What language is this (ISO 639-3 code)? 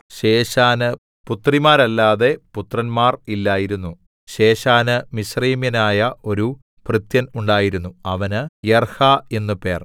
mal